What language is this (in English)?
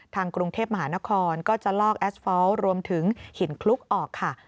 Thai